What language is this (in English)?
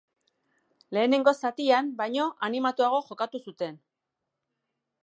Basque